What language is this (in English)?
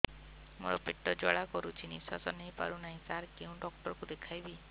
Odia